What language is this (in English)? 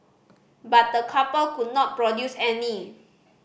English